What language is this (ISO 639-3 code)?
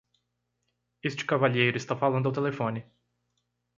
por